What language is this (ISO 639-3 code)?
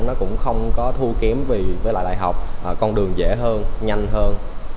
vie